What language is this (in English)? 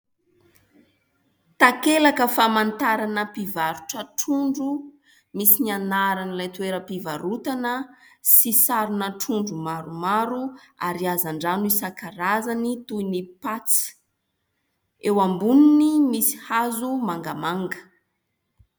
Malagasy